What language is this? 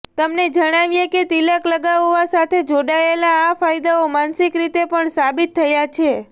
Gujarati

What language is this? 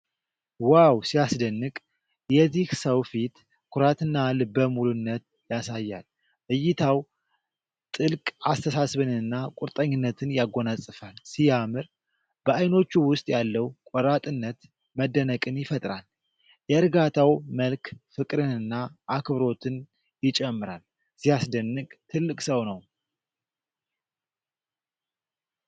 Amharic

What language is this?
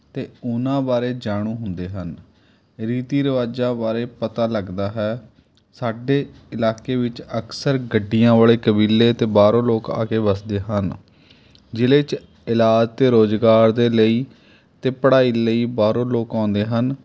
Punjabi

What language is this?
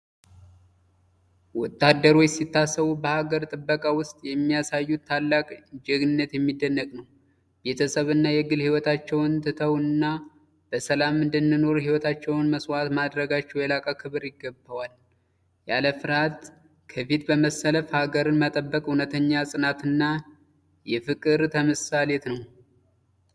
Amharic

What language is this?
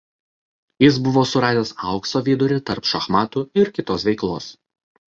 Lithuanian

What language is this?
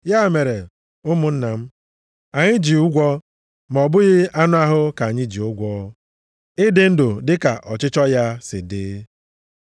Igbo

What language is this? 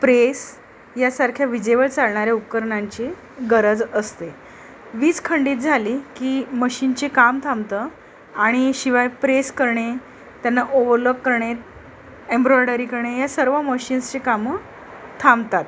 Marathi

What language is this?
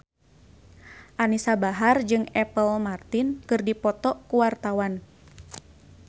Sundanese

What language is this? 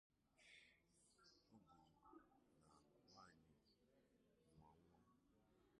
Igbo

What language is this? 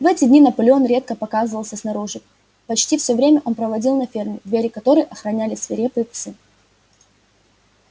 Russian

